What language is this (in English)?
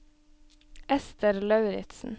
Norwegian